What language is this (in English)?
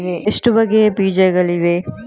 Kannada